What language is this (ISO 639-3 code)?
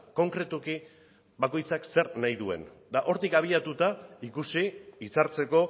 eus